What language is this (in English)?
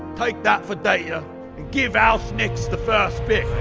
English